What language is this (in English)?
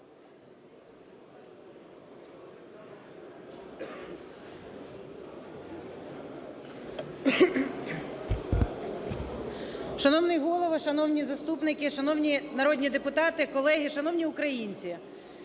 Ukrainian